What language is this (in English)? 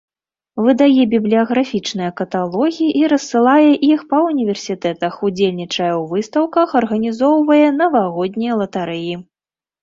Belarusian